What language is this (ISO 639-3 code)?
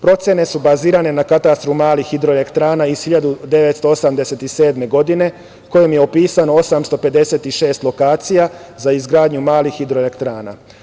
srp